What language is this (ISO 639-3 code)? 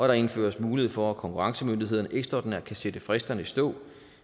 dan